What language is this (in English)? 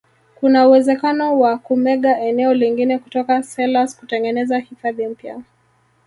Swahili